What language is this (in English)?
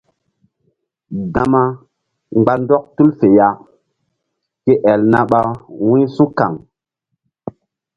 Mbum